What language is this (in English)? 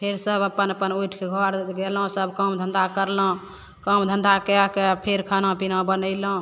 Maithili